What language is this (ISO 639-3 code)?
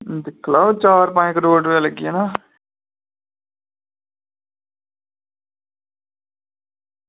doi